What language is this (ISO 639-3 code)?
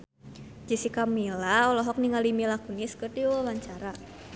sun